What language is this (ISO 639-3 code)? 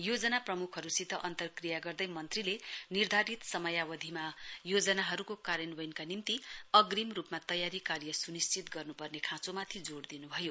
nep